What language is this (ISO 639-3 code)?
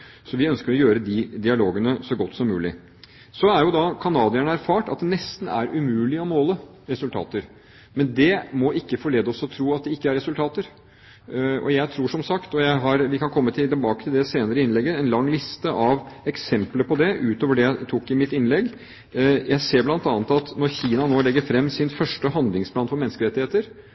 nob